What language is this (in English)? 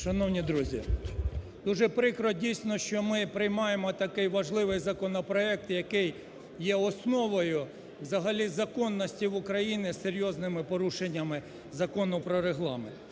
Ukrainian